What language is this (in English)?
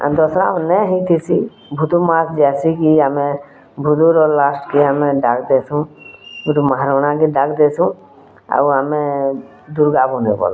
Odia